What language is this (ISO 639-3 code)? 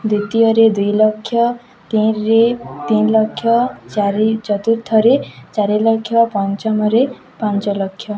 ori